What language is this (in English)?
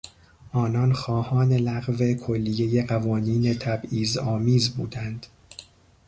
Persian